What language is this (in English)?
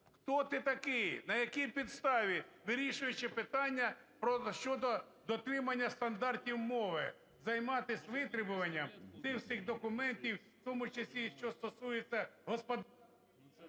Ukrainian